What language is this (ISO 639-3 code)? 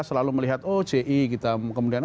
ind